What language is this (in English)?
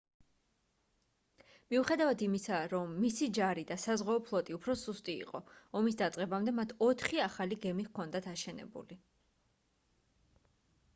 Georgian